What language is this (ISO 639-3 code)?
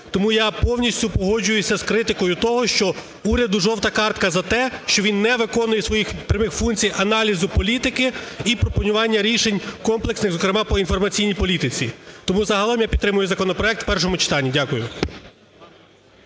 ukr